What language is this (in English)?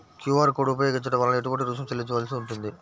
Telugu